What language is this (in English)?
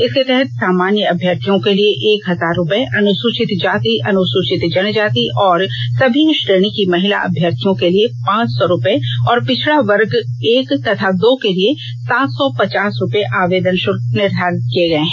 Hindi